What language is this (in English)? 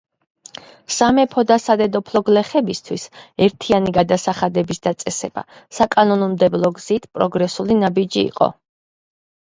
Georgian